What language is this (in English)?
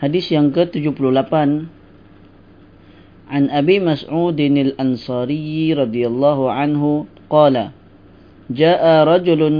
Malay